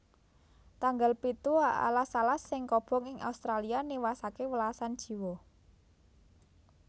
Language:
Javanese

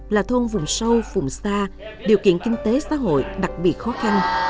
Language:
Vietnamese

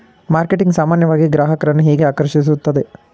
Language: Kannada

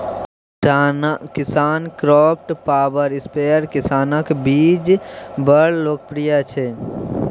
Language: Maithili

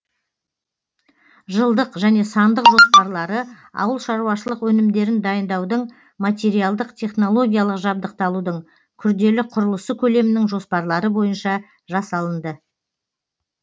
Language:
Kazakh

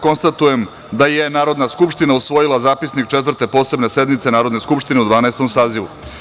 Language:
Serbian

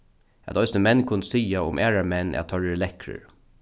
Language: Faroese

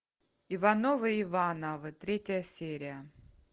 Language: Russian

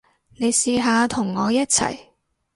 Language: Cantonese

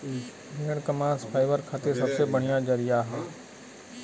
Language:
Bhojpuri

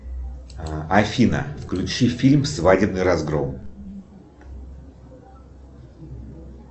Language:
Russian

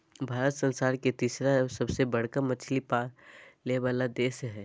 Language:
Magahi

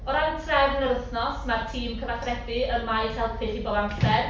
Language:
Welsh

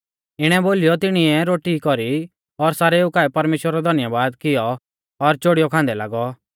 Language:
Mahasu Pahari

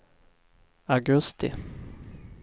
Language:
Swedish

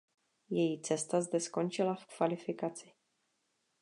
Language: Czech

